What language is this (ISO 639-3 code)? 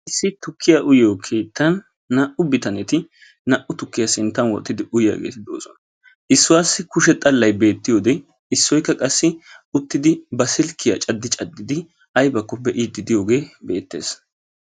wal